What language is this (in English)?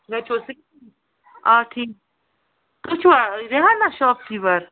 Kashmiri